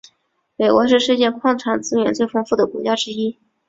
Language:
Chinese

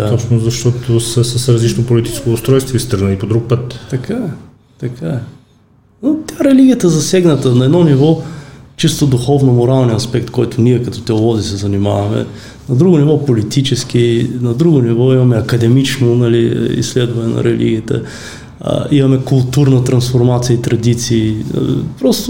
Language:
Bulgarian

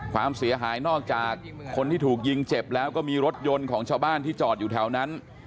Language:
Thai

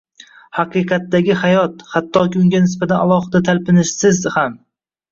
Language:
Uzbek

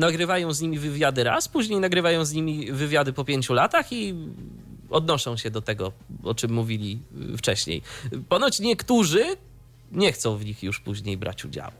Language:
Polish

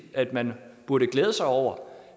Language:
Danish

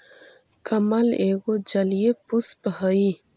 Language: Magahi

